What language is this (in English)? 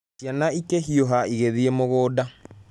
Kikuyu